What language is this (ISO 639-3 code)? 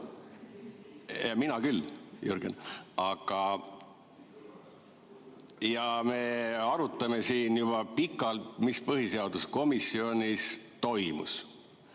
est